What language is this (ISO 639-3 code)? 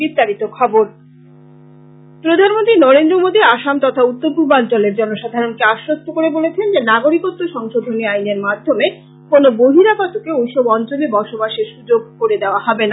ben